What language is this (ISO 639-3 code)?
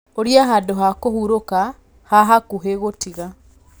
kik